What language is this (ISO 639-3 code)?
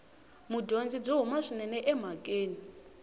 tso